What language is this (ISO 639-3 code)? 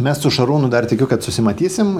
lit